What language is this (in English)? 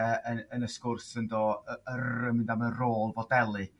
Welsh